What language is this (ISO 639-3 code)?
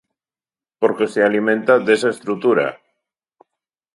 glg